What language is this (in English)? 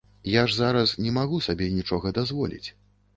Belarusian